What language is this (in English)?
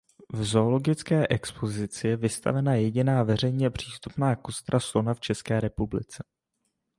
Czech